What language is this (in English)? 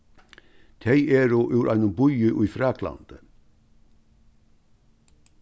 Faroese